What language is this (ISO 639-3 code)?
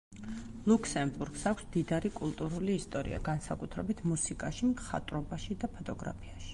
kat